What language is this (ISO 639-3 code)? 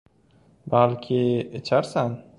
uzb